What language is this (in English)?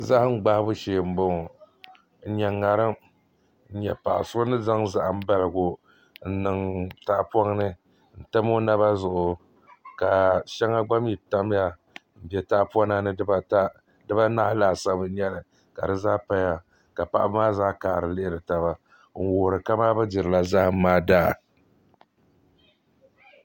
Dagbani